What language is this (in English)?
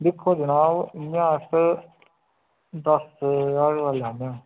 Dogri